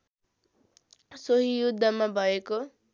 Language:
Nepali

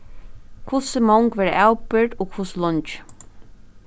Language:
Faroese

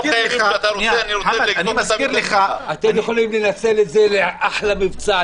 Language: Hebrew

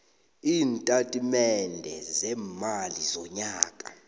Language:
South Ndebele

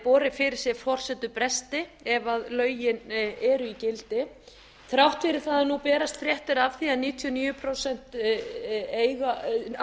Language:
Icelandic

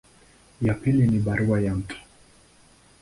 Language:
Swahili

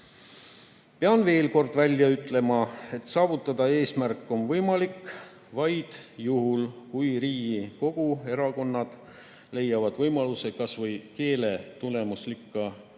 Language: Estonian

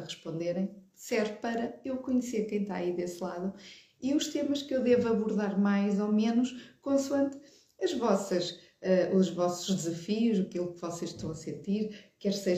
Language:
Portuguese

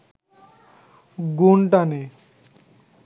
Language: Bangla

